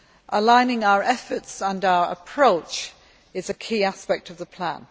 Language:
English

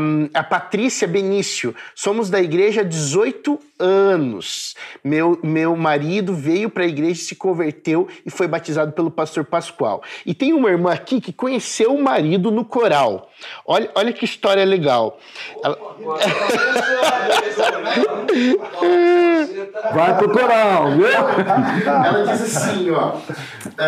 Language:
Portuguese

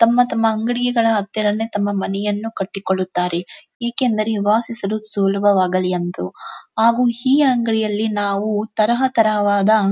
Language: Kannada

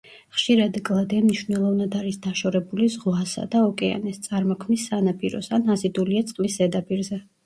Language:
Georgian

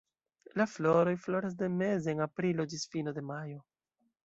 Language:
Esperanto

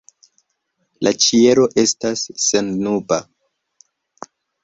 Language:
Esperanto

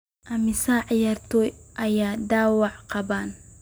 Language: Somali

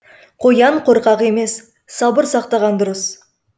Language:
Kazakh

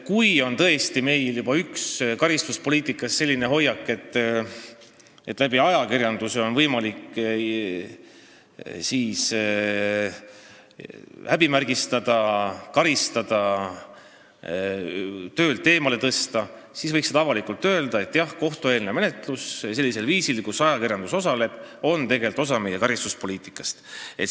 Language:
Estonian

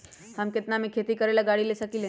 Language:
Magahi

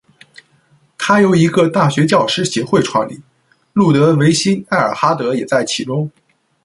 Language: Chinese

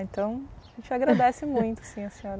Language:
Portuguese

